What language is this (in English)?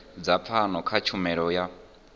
Venda